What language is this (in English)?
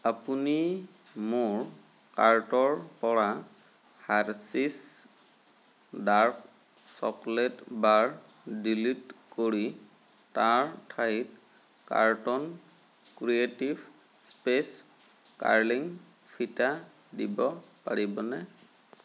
Assamese